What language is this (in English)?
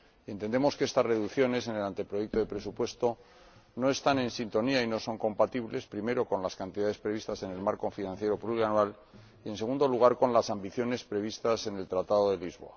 Spanish